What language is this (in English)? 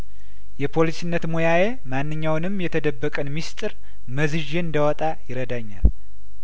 Amharic